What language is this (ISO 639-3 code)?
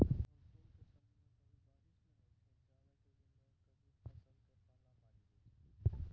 mai